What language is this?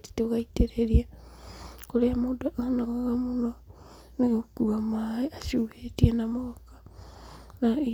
Kikuyu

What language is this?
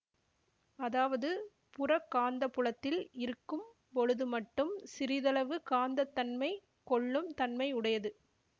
Tamil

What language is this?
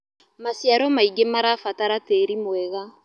Kikuyu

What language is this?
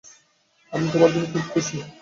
Bangla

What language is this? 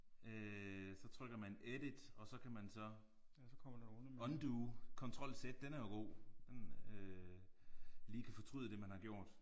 Danish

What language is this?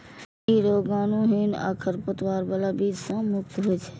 Maithili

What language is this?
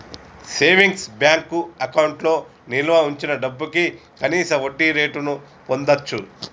Telugu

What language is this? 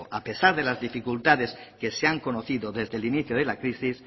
Spanish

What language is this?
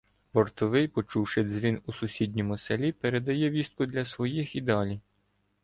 Ukrainian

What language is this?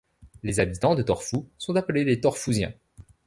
French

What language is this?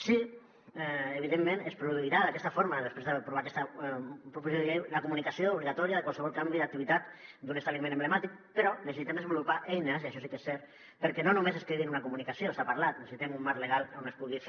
Catalan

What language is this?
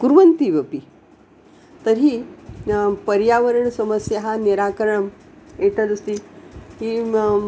Sanskrit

